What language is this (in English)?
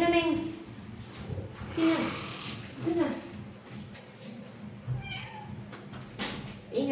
Filipino